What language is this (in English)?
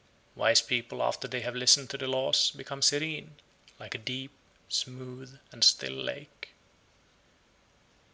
English